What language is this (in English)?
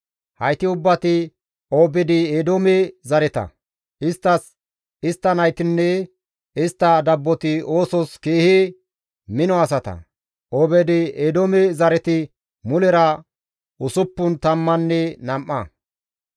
Gamo